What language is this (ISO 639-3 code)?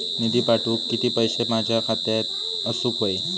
mar